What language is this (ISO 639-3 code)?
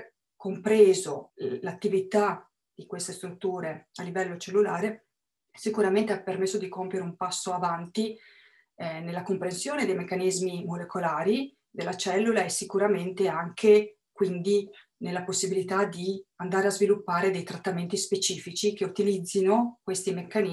ita